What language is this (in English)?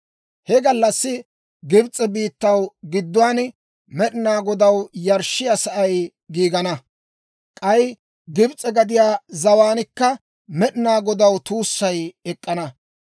Dawro